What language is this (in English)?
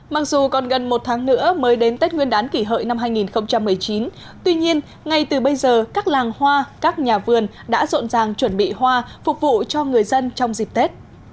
Vietnamese